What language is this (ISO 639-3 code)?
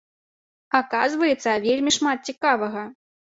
bel